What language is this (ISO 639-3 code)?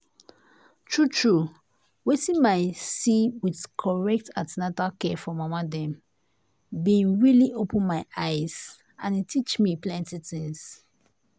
pcm